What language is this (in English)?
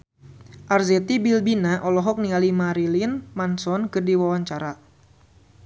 Sundanese